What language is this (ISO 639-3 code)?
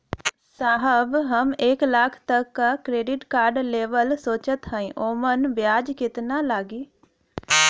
bho